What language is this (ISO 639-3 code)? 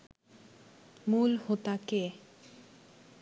ben